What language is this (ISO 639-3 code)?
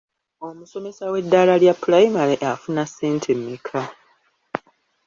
lug